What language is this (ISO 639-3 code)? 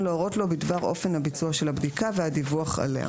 heb